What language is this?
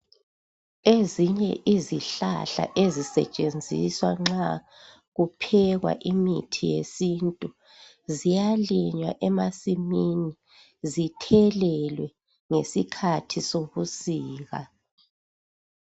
North Ndebele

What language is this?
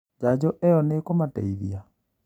Kikuyu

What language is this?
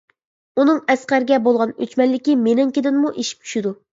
Uyghur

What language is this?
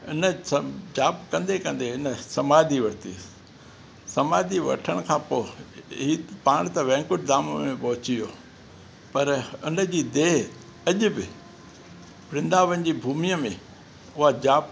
Sindhi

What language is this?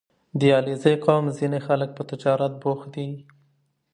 Pashto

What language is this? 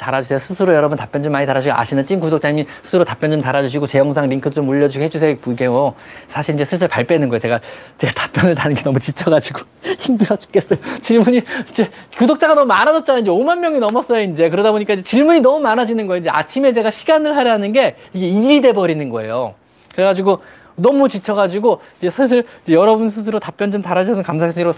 Korean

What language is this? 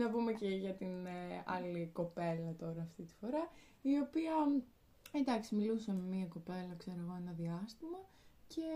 Greek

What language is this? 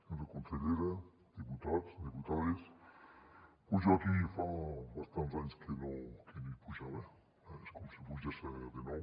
Catalan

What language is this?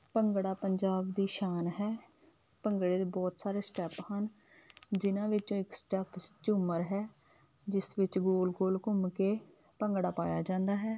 Punjabi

